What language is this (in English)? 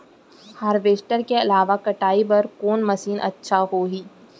Chhattisgarhi